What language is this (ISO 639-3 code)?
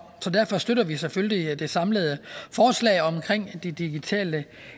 dan